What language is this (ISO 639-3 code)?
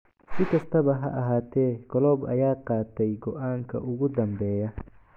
som